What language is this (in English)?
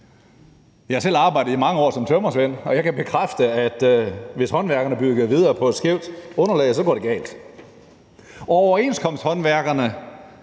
Danish